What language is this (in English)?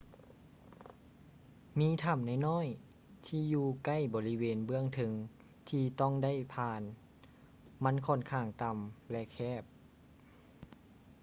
Lao